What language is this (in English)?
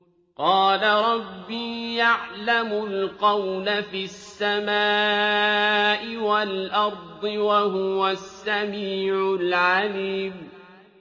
Arabic